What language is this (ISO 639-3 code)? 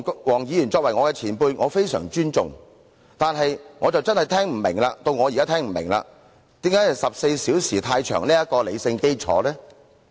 yue